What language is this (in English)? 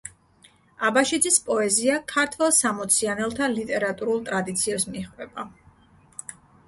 Georgian